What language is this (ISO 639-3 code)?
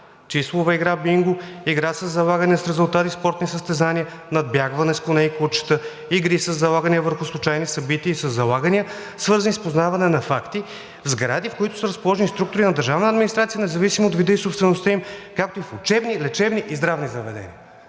bul